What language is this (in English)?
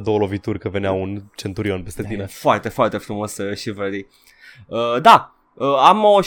Romanian